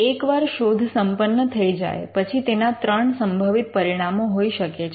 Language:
Gujarati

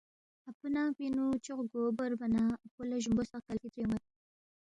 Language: Balti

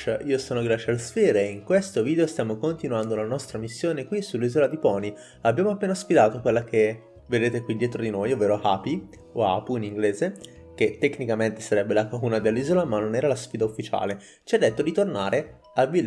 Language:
Italian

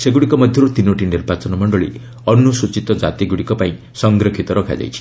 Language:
Odia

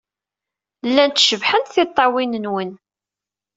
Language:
Kabyle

